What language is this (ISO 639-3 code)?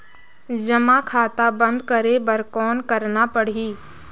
hne